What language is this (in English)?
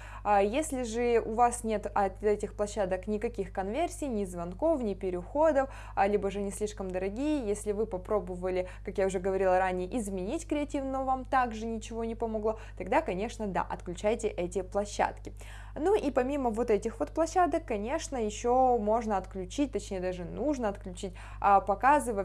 Russian